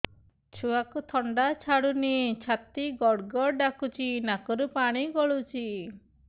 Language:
Odia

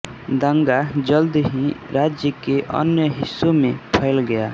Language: Hindi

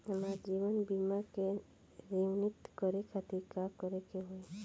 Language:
Bhojpuri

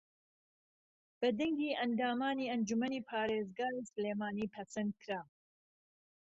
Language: Central Kurdish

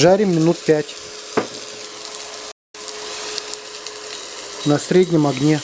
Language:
Russian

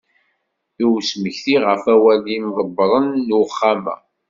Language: Kabyle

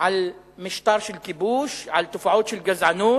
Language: Hebrew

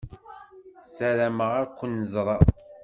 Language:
Kabyle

